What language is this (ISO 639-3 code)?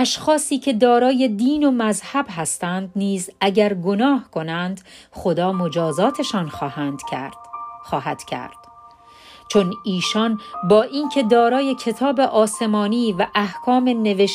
fas